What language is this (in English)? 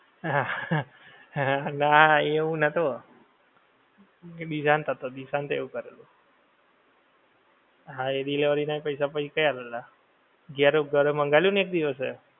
Gujarati